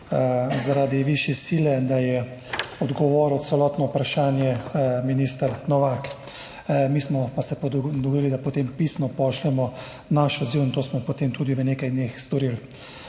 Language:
Slovenian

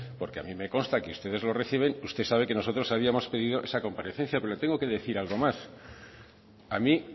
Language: Spanish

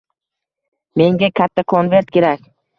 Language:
Uzbek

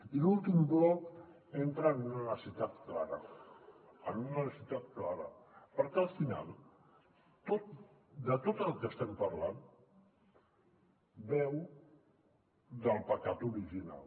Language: Catalan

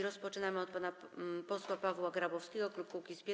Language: Polish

